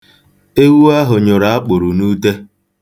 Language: Igbo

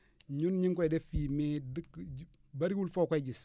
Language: Wolof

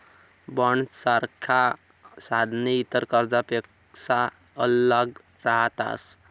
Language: Marathi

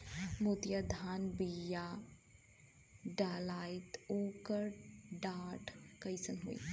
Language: Bhojpuri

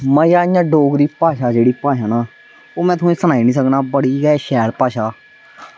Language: Dogri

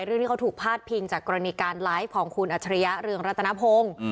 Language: Thai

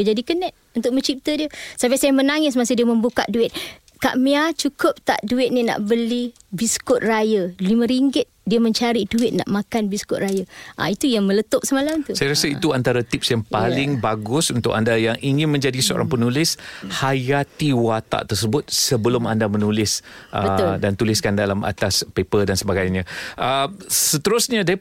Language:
Malay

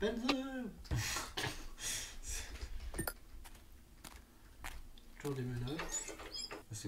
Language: French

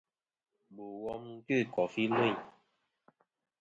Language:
Kom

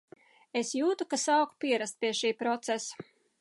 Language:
Latvian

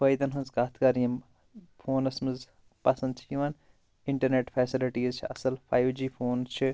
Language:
Kashmiri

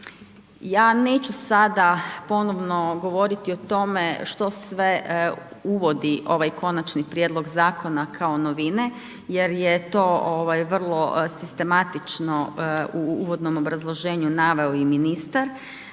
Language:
Croatian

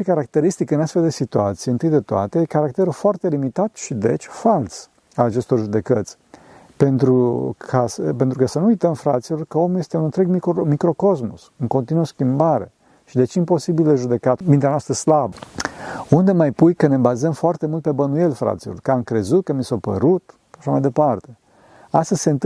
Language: Romanian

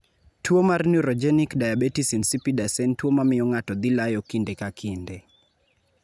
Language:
Luo (Kenya and Tanzania)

